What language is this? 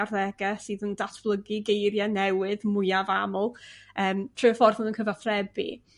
Welsh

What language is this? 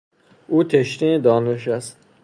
Persian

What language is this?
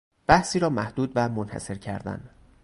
Persian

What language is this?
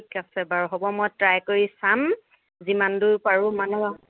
Assamese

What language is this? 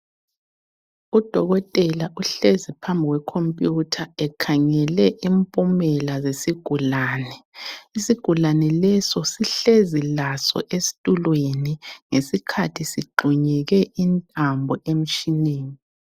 North Ndebele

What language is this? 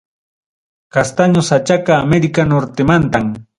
Ayacucho Quechua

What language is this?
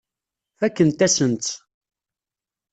Kabyle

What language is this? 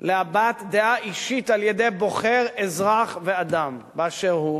Hebrew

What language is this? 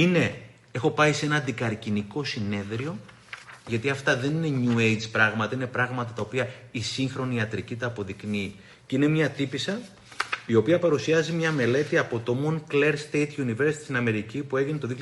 Greek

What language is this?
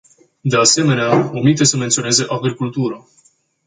Romanian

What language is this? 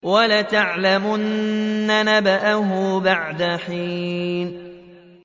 Arabic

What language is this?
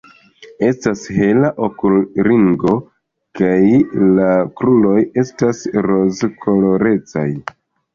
Esperanto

